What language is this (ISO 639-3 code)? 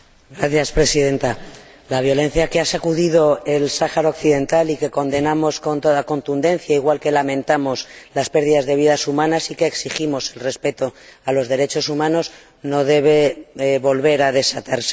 spa